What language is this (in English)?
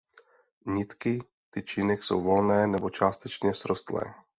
Czech